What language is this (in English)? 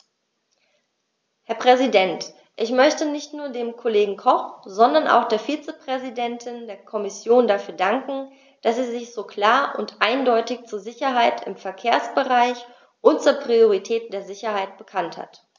German